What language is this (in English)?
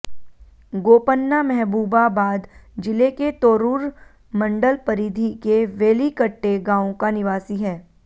Hindi